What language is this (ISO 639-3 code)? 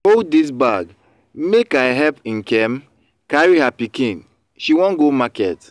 pcm